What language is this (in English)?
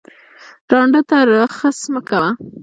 Pashto